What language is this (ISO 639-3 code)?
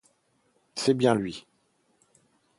fra